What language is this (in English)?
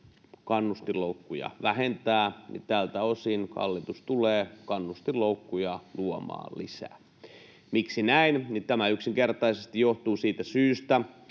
Finnish